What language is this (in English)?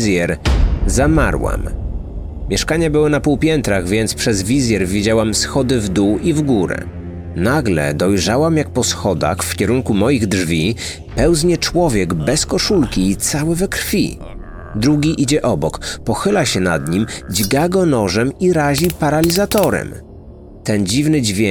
Polish